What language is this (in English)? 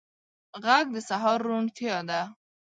Pashto